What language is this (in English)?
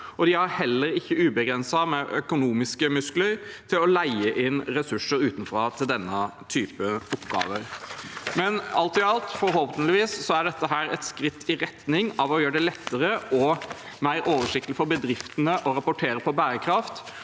Norwegian